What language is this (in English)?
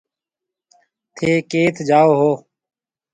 Marwari (Pakistan)